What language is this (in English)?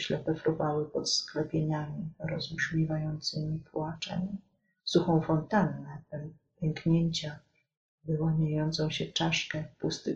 Polish